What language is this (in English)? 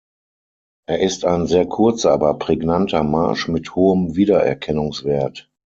German